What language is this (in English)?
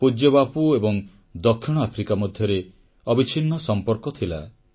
Odia